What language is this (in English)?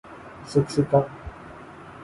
Urdu